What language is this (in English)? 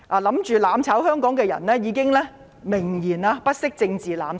Cantonese